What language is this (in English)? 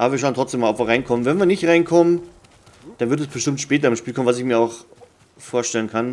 German